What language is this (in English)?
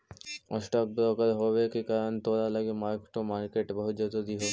Magahi